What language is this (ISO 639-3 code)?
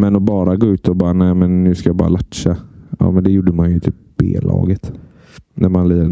swe